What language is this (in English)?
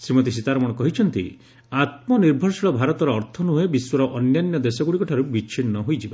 Odia